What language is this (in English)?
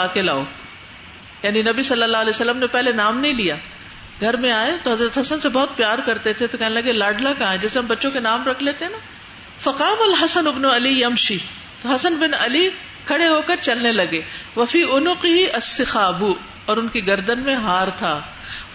Urdu